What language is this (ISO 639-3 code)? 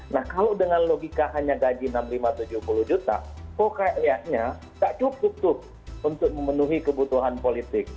ind